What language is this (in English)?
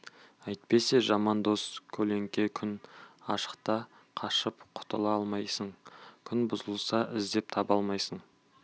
Kazakh